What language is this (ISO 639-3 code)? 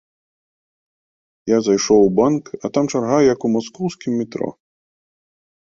bel